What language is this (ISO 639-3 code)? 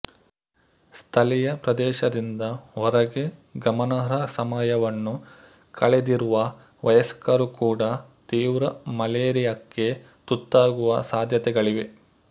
kan